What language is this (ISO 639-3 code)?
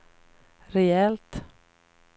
swe